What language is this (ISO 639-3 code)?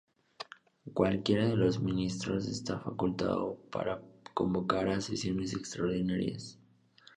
spa